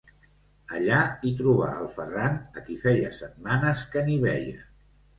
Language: Catalan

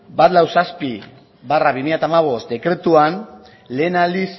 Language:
Basque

